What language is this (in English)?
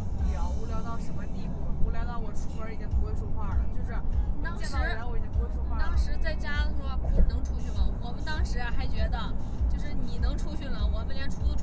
Chinese